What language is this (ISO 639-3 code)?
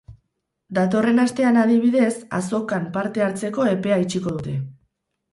eus